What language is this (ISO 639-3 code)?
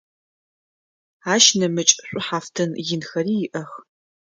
ady